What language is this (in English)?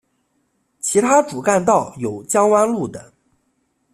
Chinese